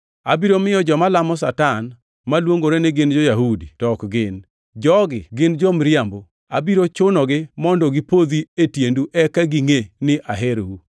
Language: Luo (Kenya and Tanzania)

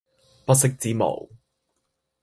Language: Cantonese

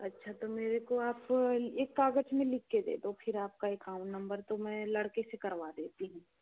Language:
Hindi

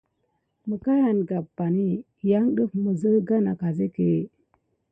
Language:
Gidar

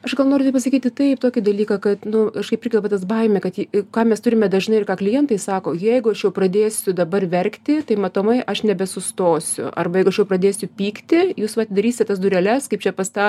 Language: Lithuanian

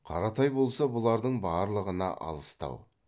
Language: Kazakh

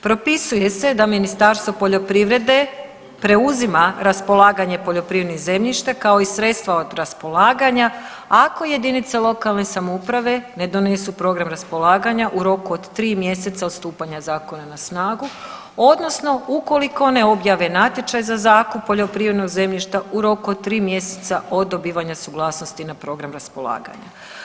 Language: Croatian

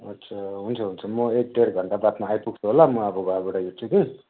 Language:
Nepali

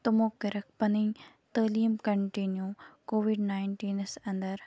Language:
Kashmiri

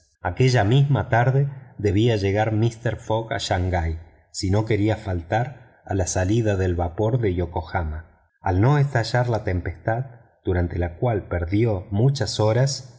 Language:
Spanish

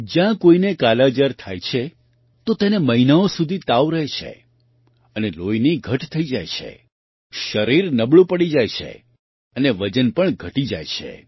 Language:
Gujarati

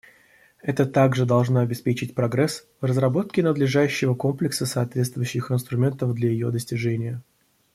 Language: Russian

